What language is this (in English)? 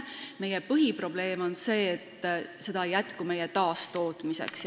Estonian